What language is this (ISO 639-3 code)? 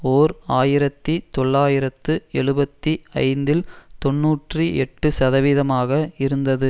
tam